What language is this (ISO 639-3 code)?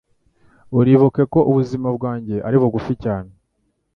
kin